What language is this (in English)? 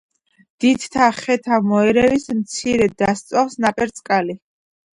Georgian